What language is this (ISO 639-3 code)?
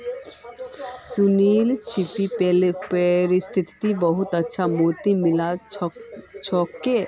mag